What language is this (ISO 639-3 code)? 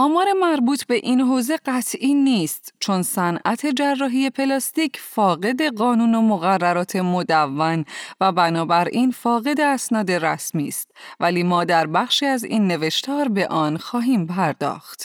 fas